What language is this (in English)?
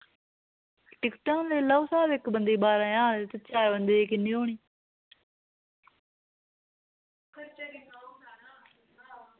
Dogri